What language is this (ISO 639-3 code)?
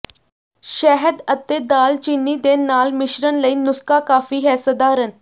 pan